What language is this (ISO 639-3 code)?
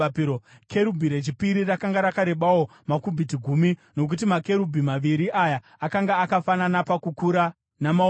sna